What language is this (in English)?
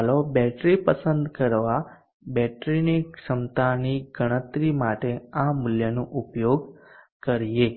Gujarati